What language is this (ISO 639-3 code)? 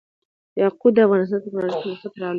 pus